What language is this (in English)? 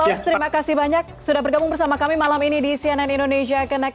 Indonesian